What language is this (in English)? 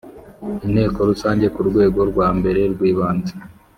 Kinyarwanda